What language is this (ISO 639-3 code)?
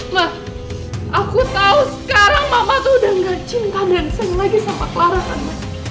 ind